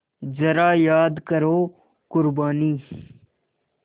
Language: Hindi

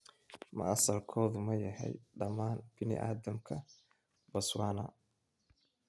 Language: Somali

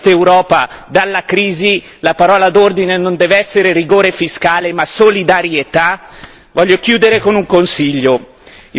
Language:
Italian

